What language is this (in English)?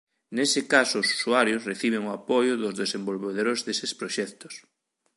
Galician